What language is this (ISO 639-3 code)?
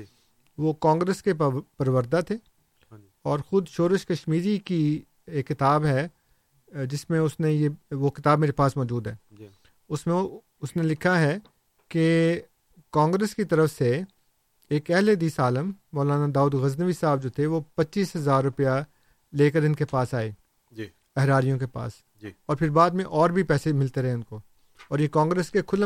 urd